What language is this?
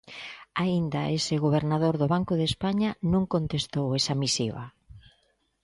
Galician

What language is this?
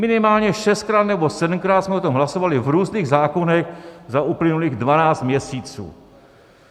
Czech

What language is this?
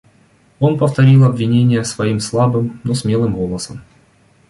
Russian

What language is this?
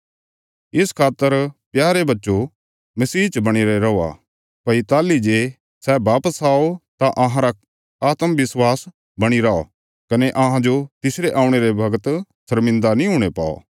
Bilaspuri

